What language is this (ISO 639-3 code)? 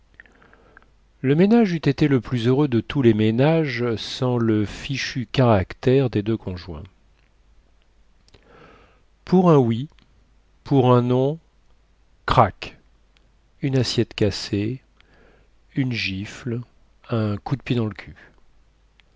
fra